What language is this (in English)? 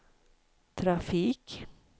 Swedish